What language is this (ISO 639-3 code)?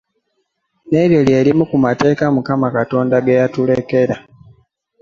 lug